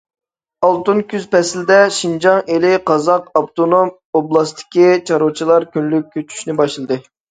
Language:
Uyghur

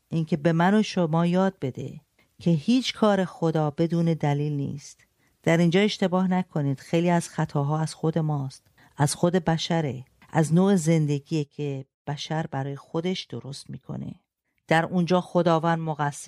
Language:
Persian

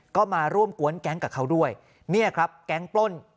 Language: Thai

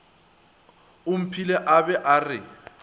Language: Northern Sotho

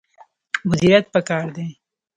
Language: Pashto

